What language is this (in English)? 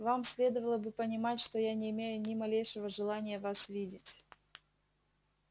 Russian